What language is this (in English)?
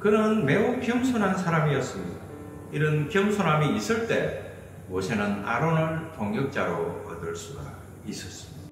Korean